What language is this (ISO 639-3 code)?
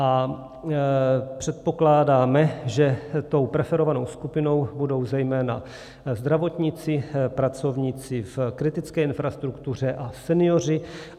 ces